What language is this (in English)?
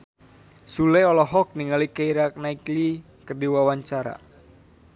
Sundanese